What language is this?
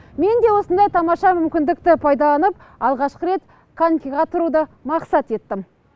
Kazakh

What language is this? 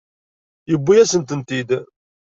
Kabyle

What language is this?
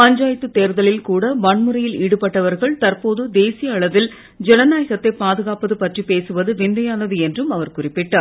Tamil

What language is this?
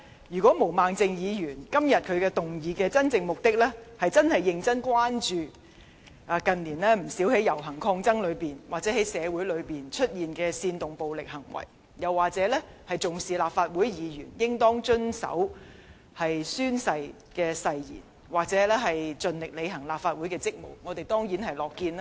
Cantonese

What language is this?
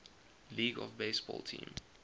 English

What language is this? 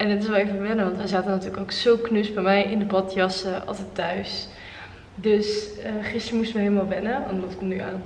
Dutch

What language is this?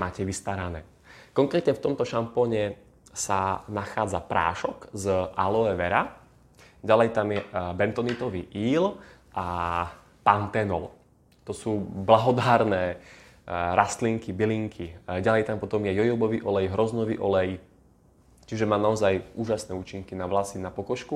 Slovak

